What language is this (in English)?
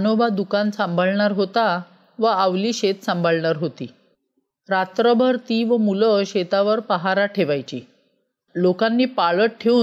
Marathi